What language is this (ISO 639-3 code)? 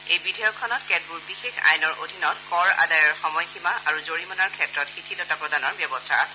asm